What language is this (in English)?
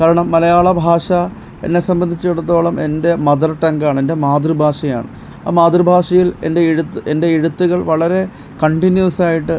Malayalam